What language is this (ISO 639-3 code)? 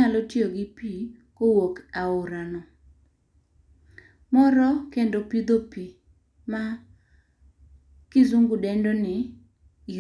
luo